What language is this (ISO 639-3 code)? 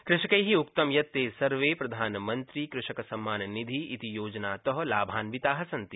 san